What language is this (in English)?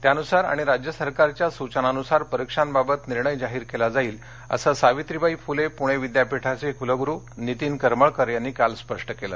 Marathi